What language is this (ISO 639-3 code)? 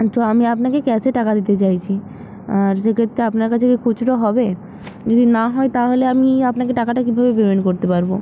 ben